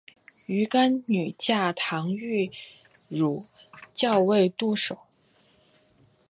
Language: Chinese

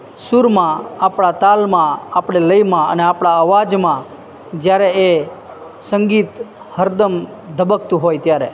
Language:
Gujarati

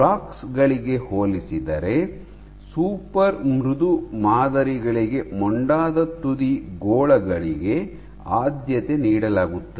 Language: Kannada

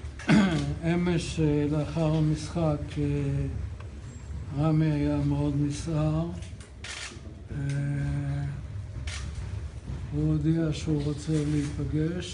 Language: Hebrew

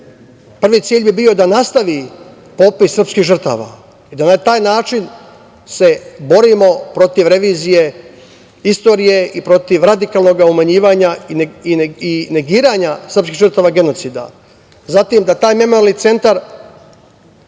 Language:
Serbian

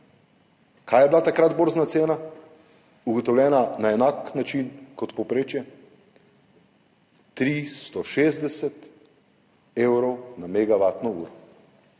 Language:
Slovenian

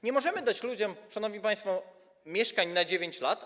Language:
Polish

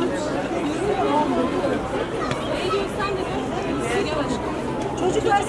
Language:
Urdu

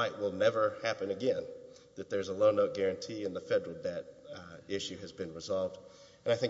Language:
English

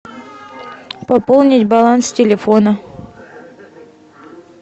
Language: Russian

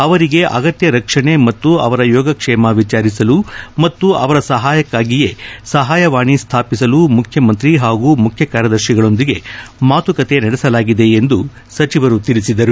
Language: Kannada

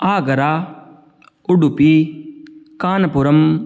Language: Sanskrit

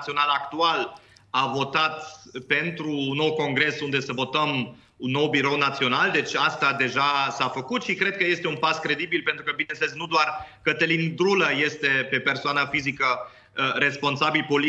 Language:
Romanian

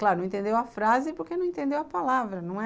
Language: Portuguese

